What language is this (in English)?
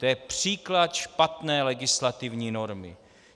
Czech